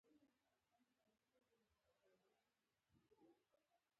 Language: Pashto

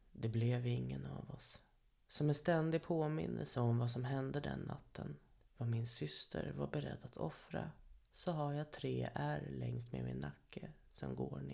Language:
Swedish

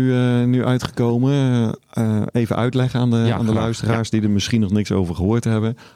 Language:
Dutch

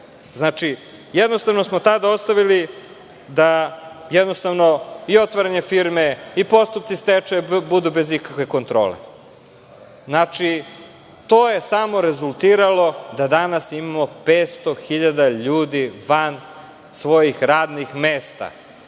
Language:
Serbian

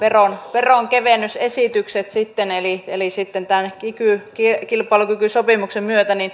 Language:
Finnish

